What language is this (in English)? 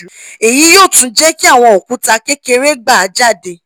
Yoruba